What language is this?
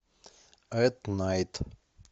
Russian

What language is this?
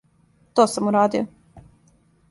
Serbian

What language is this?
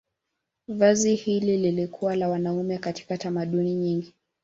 Swahili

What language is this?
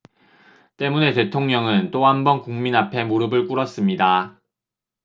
Korean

